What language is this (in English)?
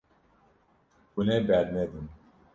Kurdish